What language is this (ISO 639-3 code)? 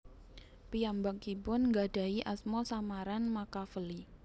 jav